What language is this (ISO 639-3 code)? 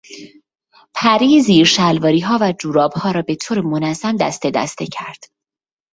fas